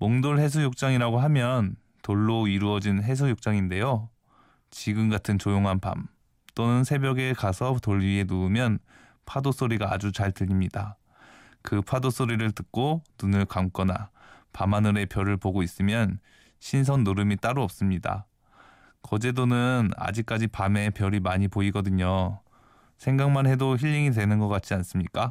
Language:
Korean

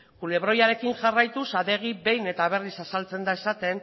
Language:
Basque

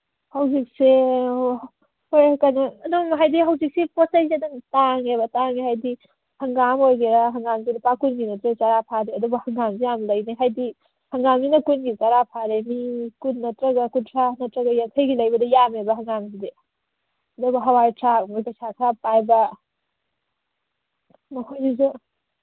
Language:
Manipuri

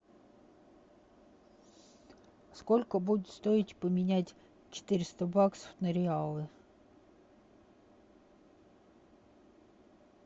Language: Russian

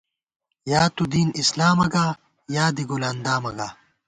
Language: Gawar-Bati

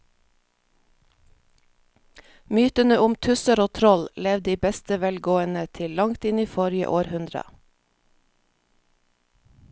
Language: Norwegian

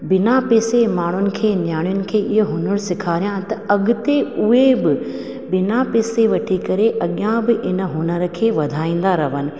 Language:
Sindhi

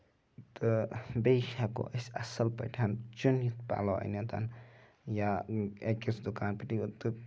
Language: Kashmiri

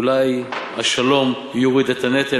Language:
Hebrew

